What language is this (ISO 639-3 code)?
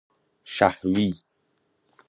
fas